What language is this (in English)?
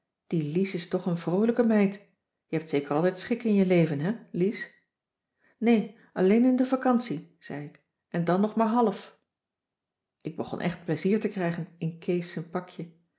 Dutch